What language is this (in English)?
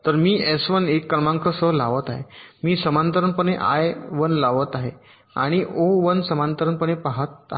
Marathi